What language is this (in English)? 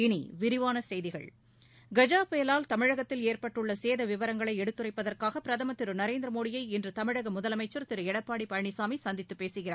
Tamil